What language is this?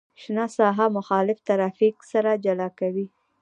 Pashto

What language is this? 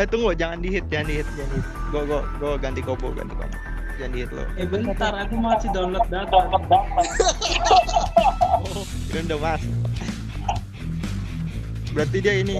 Indonesian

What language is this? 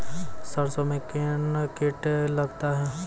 Maithili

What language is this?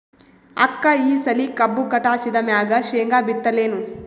Kannada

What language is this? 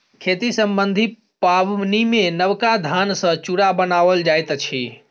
Maithili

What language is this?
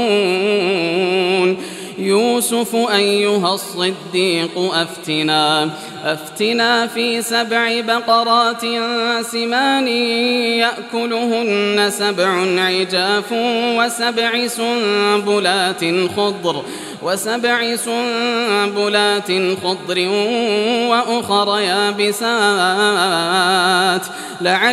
Arabic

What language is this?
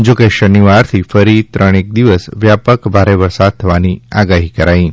Gujarati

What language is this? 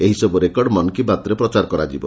Odia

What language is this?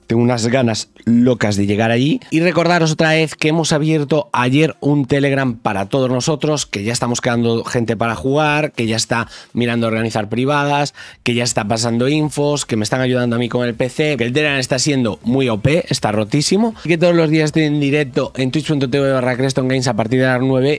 Spanish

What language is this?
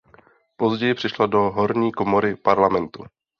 Czech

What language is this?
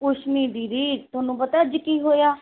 Punjabi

